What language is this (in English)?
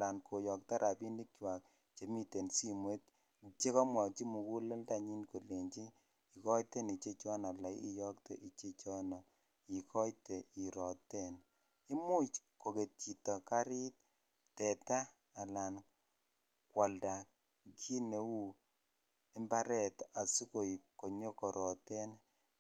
Kalenjin